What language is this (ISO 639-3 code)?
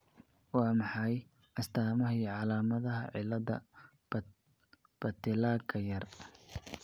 som